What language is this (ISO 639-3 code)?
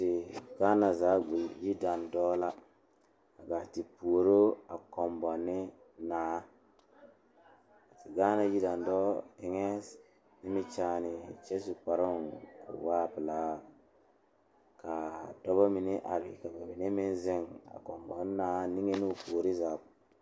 dga